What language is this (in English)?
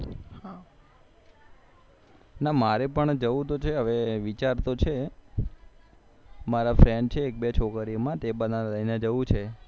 Gujarati